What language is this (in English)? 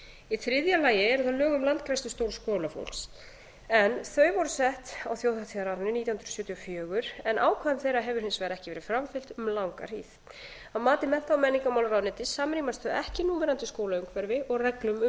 Icelandic